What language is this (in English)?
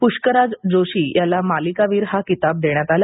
Marathi